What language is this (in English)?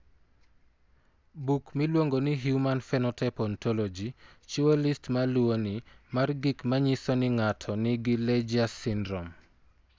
Luo (Kenya and Tanzania)